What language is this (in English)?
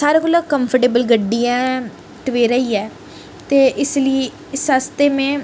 Dogri